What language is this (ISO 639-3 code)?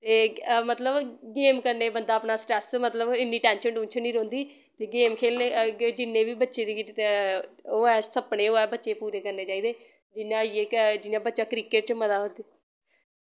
doi